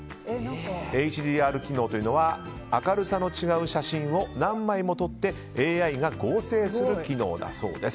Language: Japanese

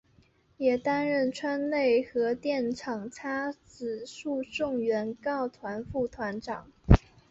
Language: Chinese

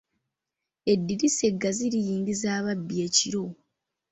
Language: Ganda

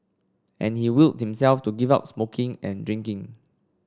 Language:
English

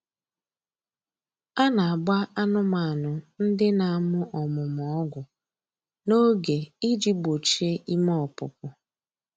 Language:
Igbo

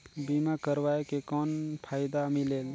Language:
Chhattisgarhi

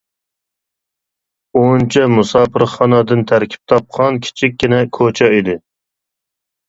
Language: Uyghur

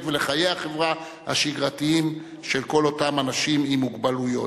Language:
Hebrew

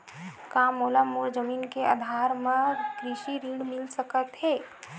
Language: Chhattisgarhi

